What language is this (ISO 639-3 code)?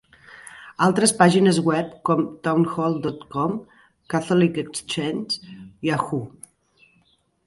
cat